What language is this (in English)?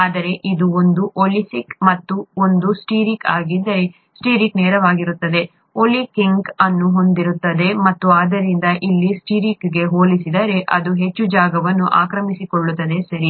Kannada